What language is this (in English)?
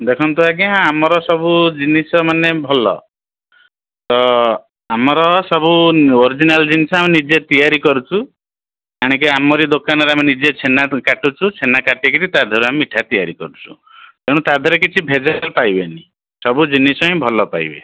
Odia